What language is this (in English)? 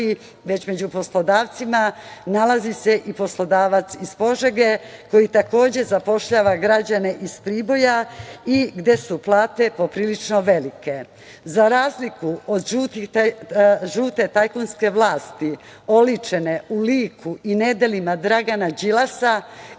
Serbian